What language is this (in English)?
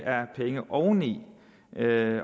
Danish